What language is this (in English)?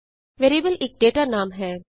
Punjabi